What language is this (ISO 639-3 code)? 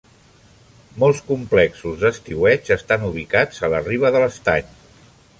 cat